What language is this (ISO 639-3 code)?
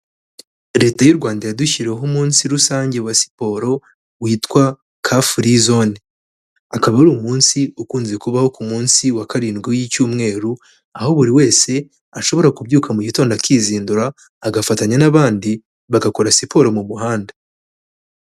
kin